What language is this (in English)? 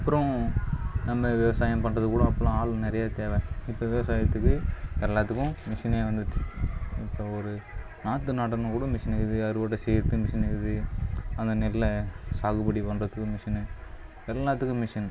Tamil